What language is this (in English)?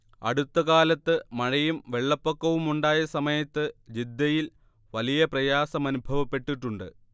Malayalam